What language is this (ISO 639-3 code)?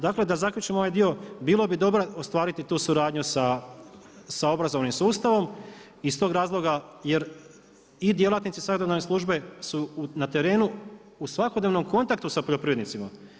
hrv